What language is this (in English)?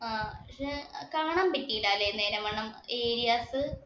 Malayalam